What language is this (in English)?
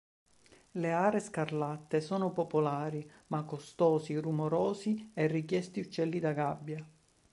Italian